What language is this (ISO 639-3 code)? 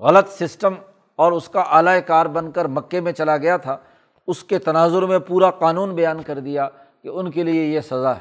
urd